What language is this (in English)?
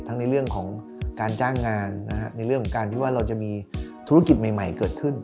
Thai